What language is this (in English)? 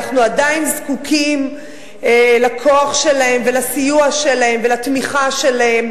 Hebrew